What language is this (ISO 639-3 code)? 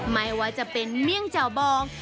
tha